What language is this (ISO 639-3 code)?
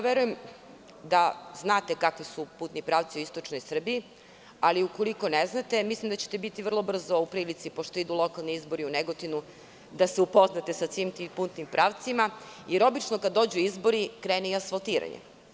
srp